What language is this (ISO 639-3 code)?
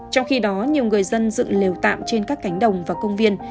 vie